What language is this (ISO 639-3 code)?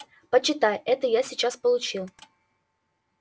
rus